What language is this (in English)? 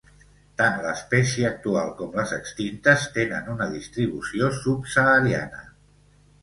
Catalan